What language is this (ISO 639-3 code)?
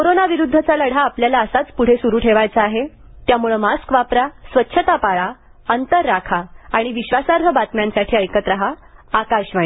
mar